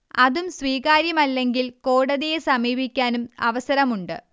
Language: Malayalam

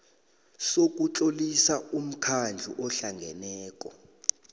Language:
South Ndebele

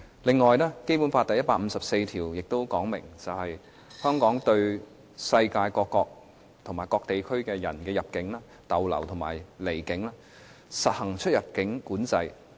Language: Cantonese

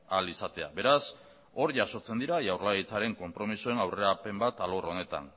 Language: Basque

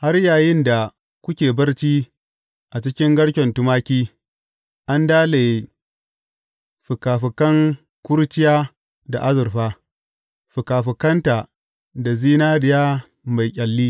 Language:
Hausa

